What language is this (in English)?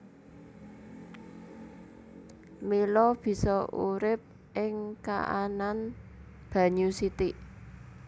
Javanese